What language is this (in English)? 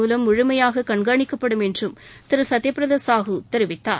Tamil